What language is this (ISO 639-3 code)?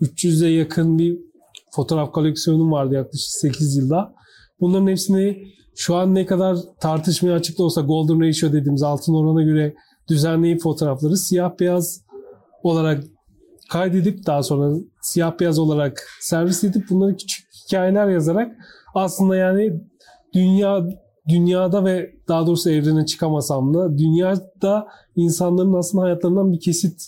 tur